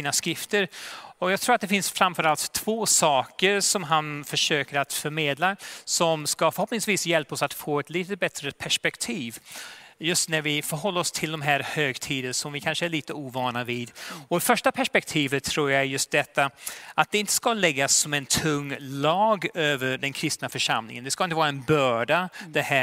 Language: Swedish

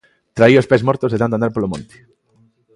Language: Galician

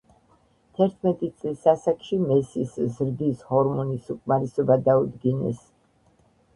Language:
Georgian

